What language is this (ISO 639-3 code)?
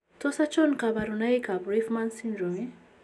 kln